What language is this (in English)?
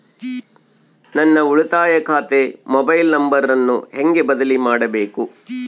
Kannada